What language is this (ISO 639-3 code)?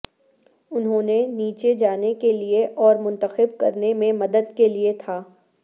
urd